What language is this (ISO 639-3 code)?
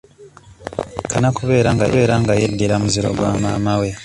lug